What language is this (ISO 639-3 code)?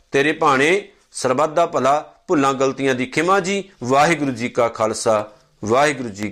pan